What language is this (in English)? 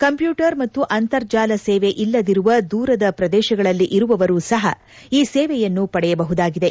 Kannada